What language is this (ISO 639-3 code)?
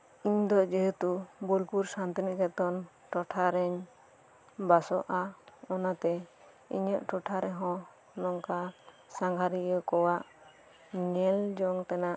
sat